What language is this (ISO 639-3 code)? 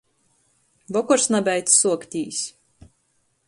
ltg